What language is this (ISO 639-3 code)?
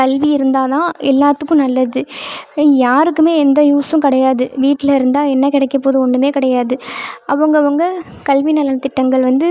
tam